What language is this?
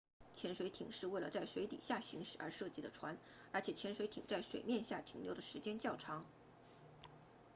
Chinese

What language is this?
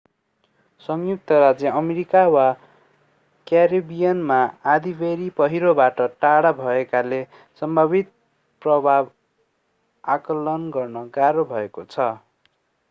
Nepali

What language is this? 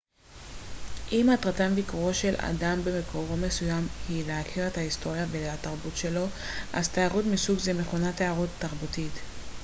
Hebrew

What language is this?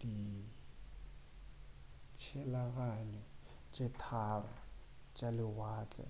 Northern Sotho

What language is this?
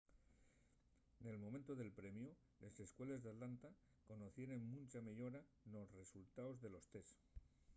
Asturian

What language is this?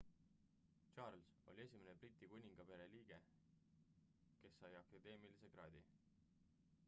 Estonian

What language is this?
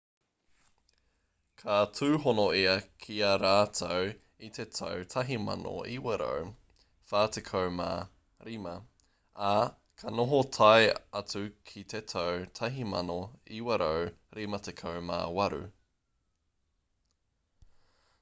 Māori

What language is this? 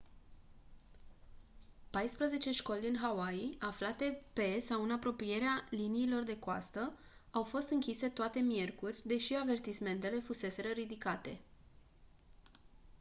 Romanian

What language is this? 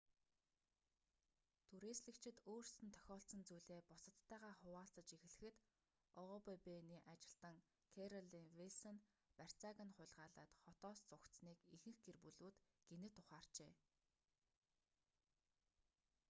Mongolian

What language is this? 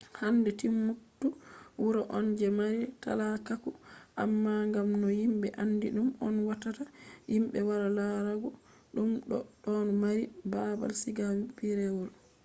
Fula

